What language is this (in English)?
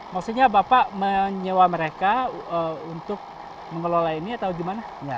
Indonesian